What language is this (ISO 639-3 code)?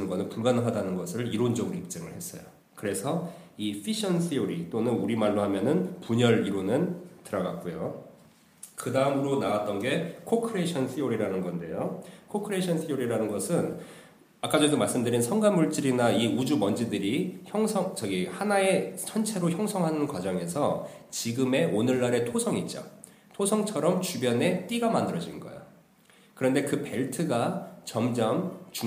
kor